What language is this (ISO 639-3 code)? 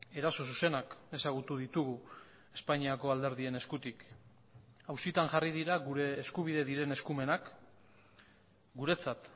eus